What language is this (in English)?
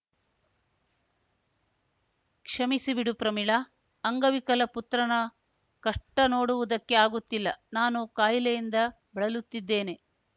Kannada